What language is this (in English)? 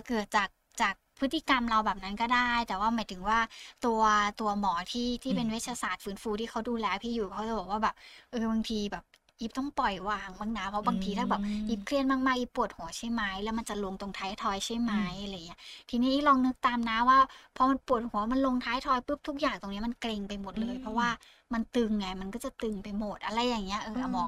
Thai